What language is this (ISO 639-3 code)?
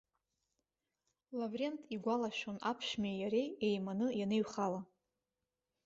abk